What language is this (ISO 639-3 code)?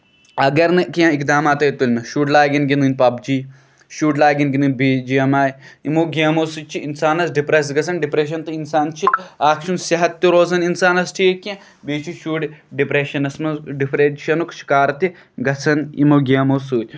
kas